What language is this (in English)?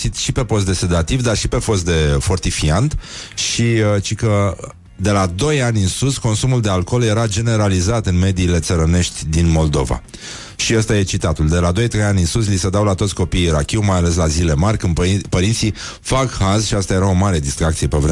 Romanian